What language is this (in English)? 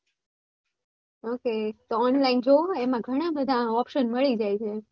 Gujarati